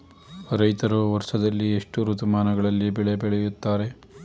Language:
Kannada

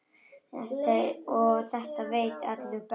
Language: Icelandic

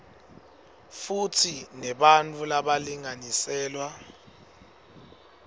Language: Swati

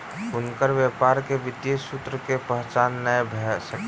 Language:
Maithili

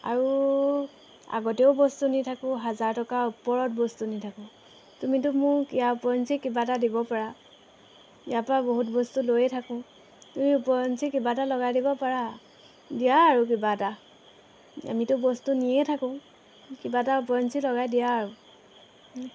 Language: Assamese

